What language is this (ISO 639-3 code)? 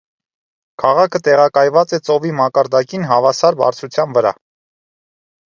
hye